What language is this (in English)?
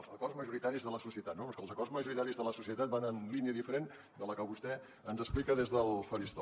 Catalan